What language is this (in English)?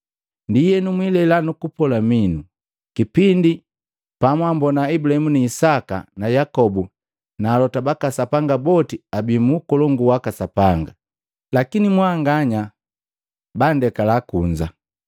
Matengo